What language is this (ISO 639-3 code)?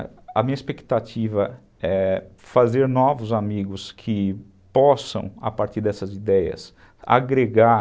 por